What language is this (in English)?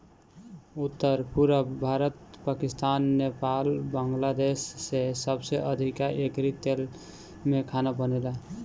Bhojpuri